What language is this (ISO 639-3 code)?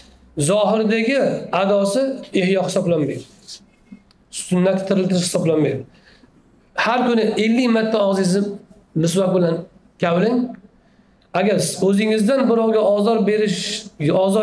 tur